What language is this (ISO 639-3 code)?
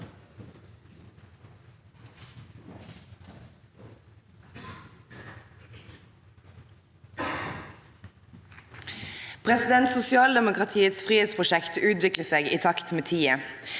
nor